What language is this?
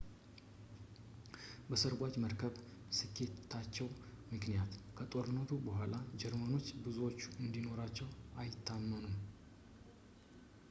Amharic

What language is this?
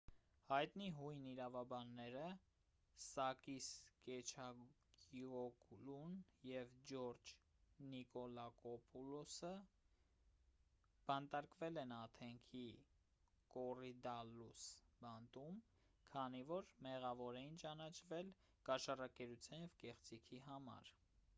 Armenian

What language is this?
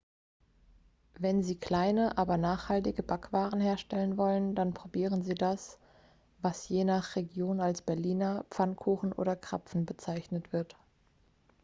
German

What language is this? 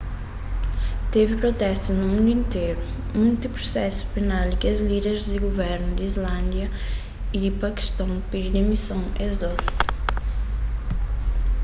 Kabuverdianu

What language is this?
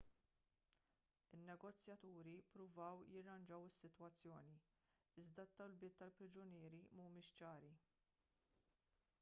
Maltese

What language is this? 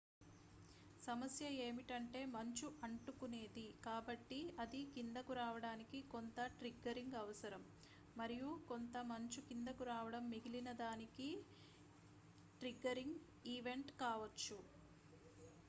Telugu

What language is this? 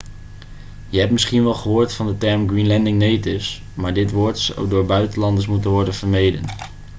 Dutch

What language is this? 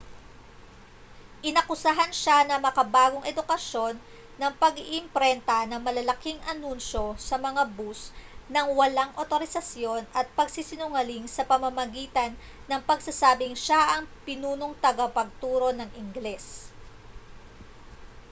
Filipino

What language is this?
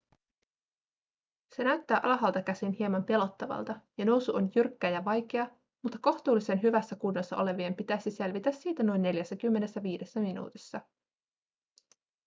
Finnish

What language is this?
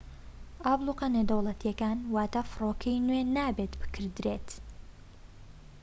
Central Kurdish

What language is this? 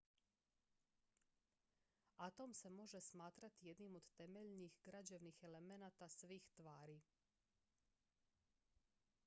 Croatian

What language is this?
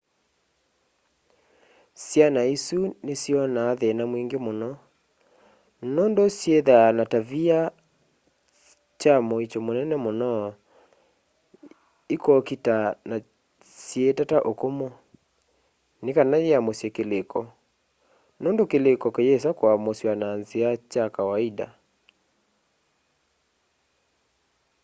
Kamba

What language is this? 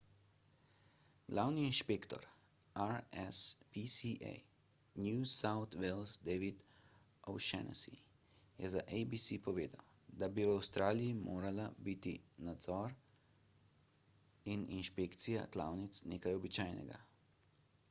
Slovenian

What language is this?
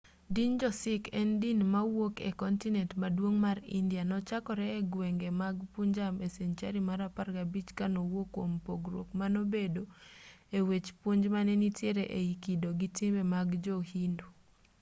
Luo (Kenya and Tanzania)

